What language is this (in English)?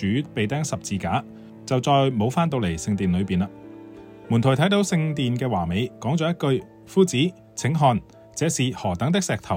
Chinese